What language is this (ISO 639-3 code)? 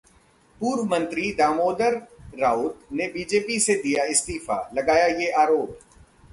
hin